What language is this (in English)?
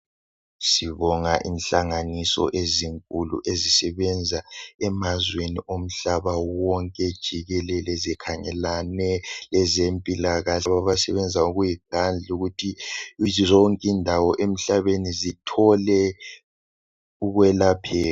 North Ndebele